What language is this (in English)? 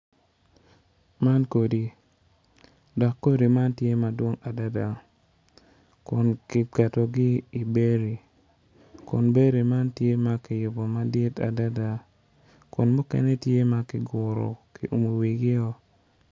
Acoli